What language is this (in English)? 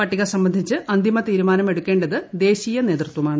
Malayalam